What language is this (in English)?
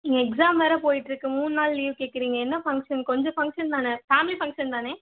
Tamil